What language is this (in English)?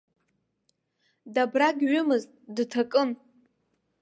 Abkhazian